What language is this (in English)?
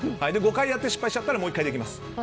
Japanese